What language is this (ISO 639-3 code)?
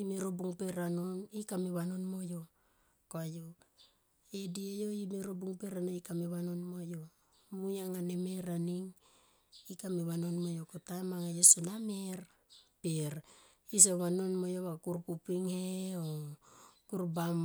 tqp